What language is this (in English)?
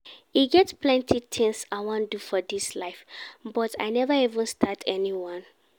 Nigerian Pidgin